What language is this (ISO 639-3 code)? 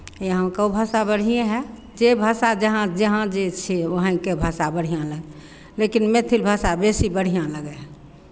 mai